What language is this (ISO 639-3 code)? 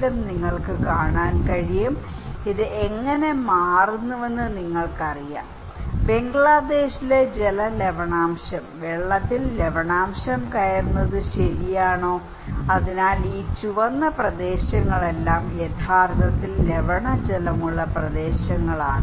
mal